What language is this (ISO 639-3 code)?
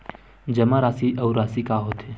hne